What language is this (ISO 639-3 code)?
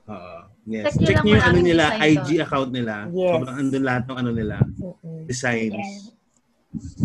fil